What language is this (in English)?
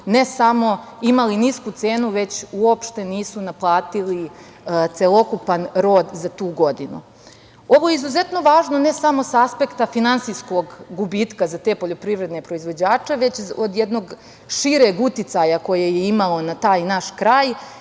Serbian